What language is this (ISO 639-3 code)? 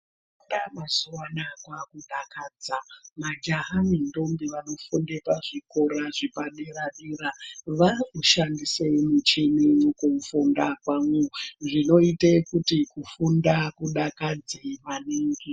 ndc